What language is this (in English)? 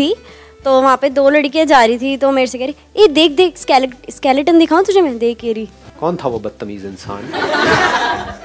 Hindi